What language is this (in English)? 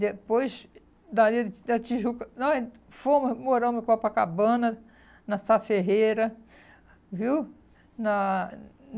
Portuguese